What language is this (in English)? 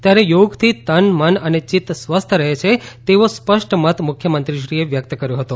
Gujarati